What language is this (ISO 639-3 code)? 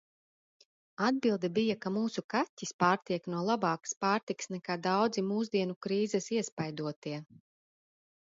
lav